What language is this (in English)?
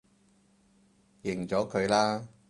Cantonese